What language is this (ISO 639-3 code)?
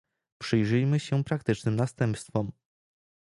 pol